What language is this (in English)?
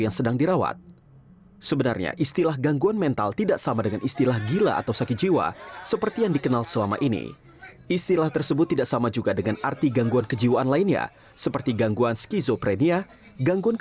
Indonesian